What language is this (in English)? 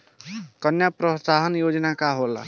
Bhojpuri